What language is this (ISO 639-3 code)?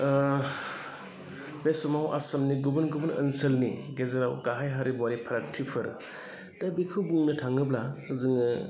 brx